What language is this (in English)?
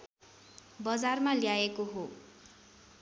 Nepali